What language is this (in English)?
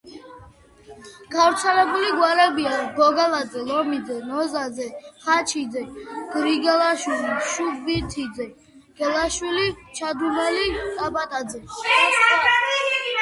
Georgian